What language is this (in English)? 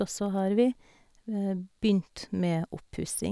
Norwegian